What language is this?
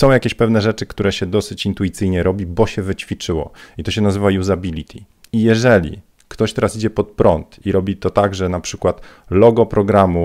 Polish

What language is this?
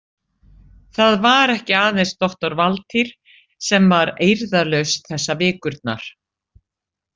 Icelandic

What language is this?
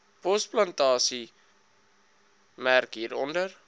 Afrikaans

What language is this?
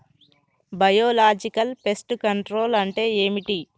Telugu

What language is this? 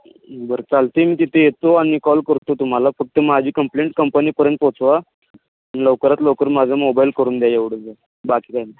Marathi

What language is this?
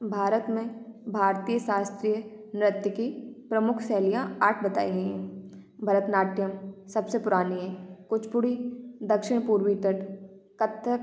Hindi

